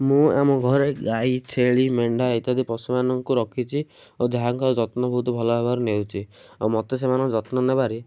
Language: Odia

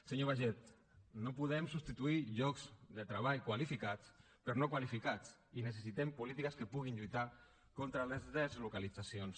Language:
Catalan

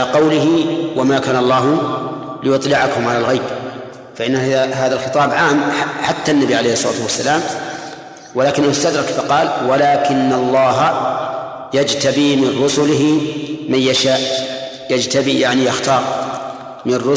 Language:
Arabic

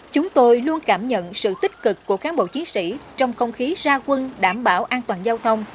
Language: Vietnamese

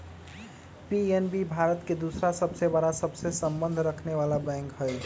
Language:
Magahi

